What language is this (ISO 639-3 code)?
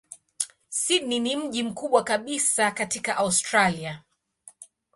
swa